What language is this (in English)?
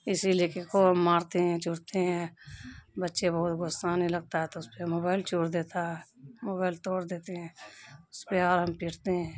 Urdu